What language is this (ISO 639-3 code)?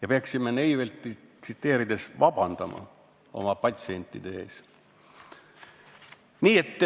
est